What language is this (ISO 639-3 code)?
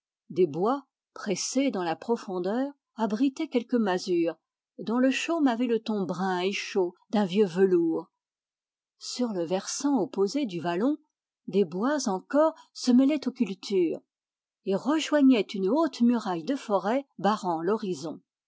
fra